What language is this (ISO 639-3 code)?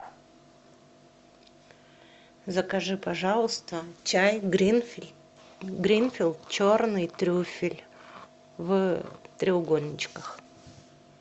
rus